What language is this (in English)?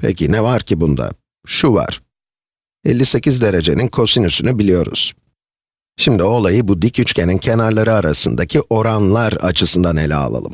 Turkish